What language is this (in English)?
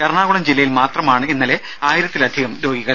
Malayalam